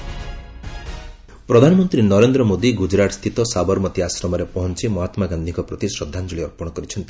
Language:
Odia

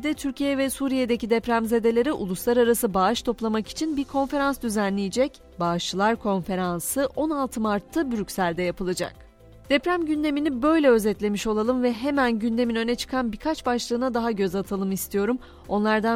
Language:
Turkish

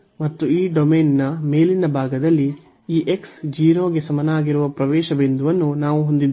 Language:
Kannada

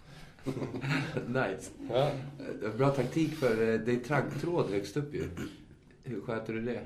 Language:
Swedish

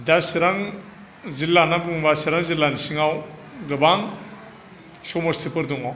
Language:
Bodo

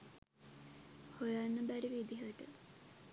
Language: Sinhala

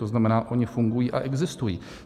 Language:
Czech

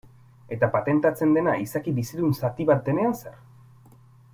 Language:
Basque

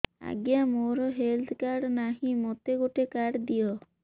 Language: Odia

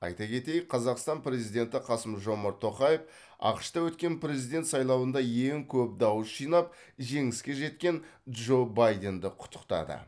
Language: Kazakh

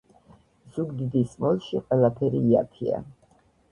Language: Georgian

